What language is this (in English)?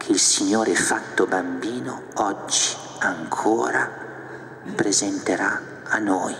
Italian